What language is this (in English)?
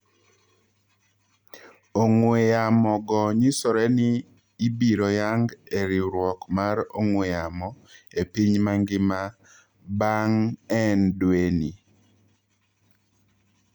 Luo (Kenya and Tanzania)